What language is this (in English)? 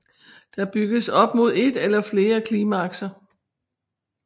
Danish